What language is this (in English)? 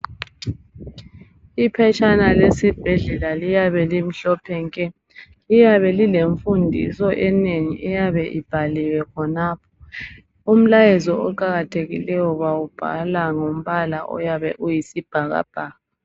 North Ndebele